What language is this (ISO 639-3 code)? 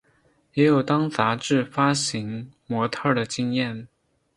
zho